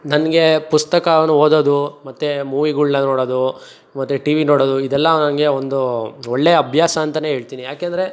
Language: Kannada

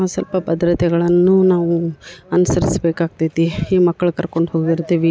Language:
Kannada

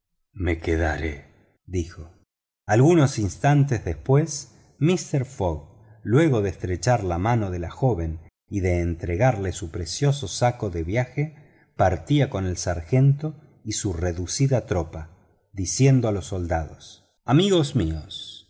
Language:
Spanish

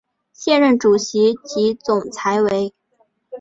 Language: Chinese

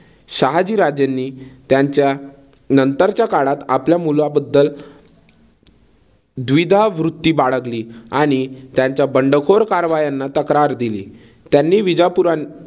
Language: Marathi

